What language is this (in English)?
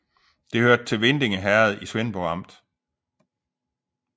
Danish